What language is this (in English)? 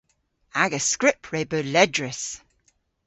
Cornish